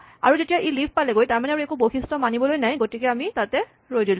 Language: Assamese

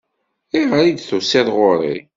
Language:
Kabyle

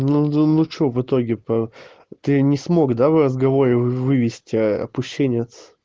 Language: Russian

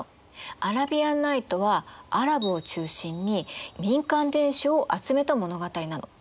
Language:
Japanese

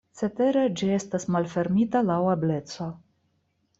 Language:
Esperanto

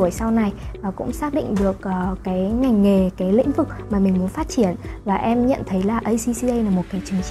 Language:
Vietnamese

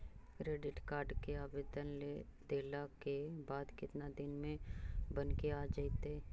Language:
Magahi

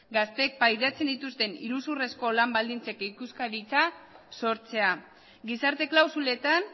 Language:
Basque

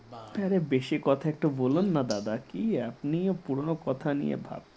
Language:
Bangla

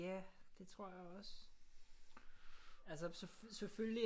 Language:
Danish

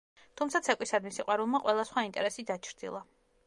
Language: Georgian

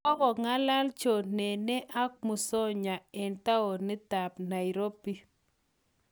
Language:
Kalenjin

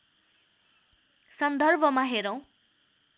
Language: Nepali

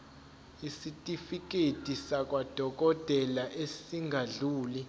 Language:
Zulu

